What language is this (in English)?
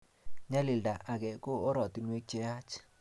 Kalenjin